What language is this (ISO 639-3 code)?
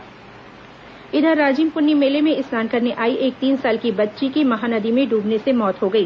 hin